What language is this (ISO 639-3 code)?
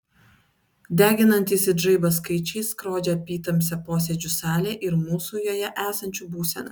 lit